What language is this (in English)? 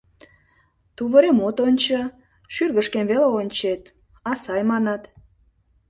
Mari